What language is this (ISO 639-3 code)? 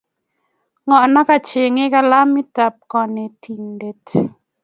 kln